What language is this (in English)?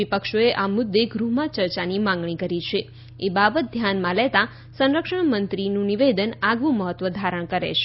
Gujarati